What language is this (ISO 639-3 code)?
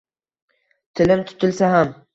uzb